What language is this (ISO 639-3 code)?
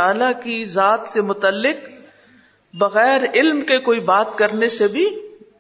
urd